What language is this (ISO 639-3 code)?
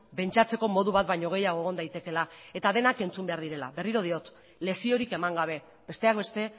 eus